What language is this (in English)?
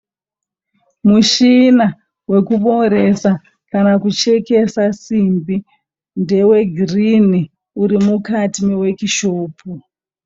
Shona